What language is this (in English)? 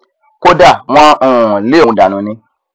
Yoruba